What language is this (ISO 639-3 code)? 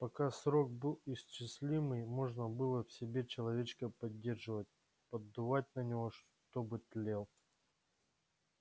rus